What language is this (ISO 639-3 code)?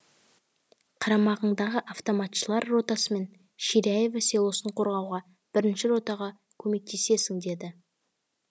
kaz